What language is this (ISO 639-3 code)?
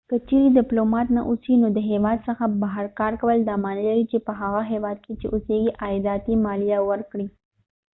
pus